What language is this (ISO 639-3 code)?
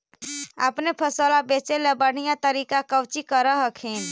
mag